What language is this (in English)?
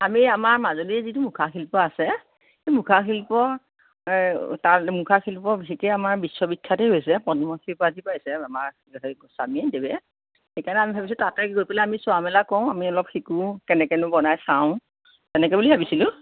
Assamese